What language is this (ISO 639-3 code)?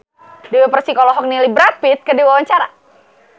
sun